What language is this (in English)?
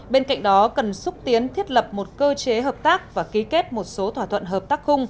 Vietnamese